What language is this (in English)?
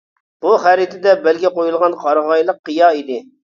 Uyghur